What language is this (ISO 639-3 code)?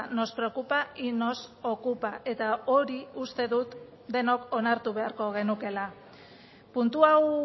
eus